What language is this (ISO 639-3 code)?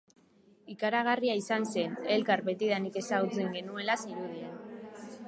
eus